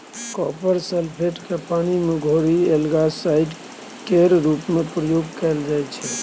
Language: Maithili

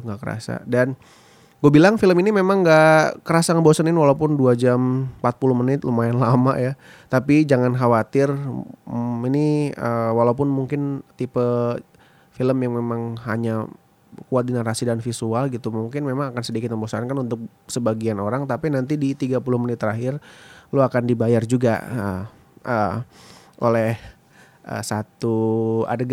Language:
Indonesian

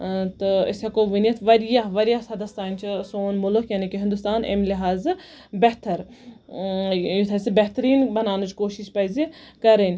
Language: Kashmiri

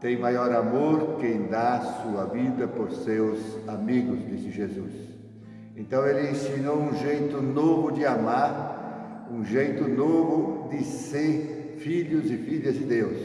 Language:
Portuguese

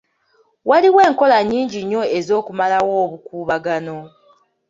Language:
Ganda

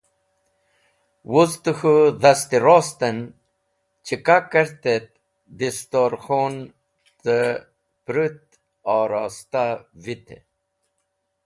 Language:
Wakhi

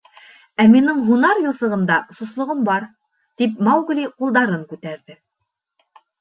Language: Bashkir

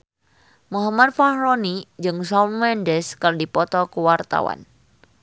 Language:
Sundanese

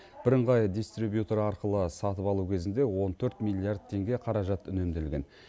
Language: Kazakh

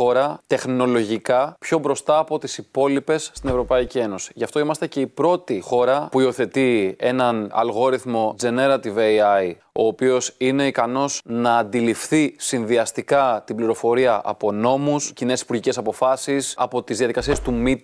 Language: Greek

